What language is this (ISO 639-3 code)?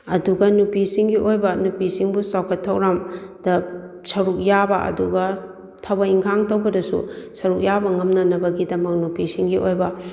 mni